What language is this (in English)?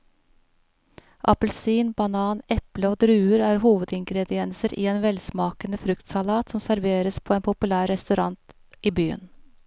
Norwegian